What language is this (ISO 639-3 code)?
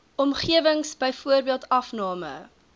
afr